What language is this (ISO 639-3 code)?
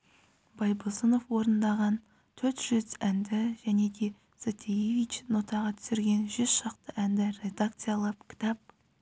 kaz